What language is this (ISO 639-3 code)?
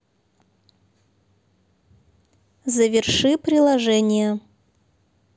rus